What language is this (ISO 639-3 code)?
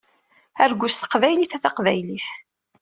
kab